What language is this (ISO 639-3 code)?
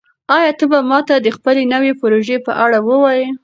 pus